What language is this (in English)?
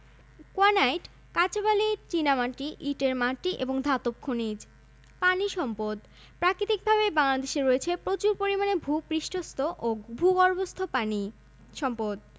Bangla